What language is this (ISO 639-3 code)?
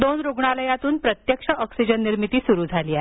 mar